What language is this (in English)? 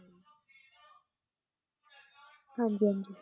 Punjabi